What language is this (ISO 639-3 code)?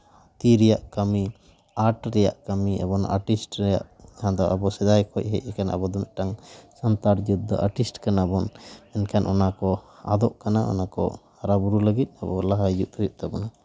sat